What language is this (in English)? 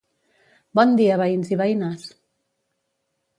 Catalan